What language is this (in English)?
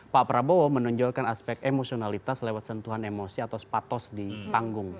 Indonesian